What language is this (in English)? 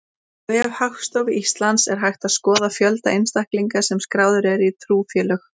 Icelandic